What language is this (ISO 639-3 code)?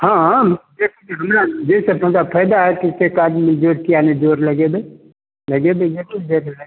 mai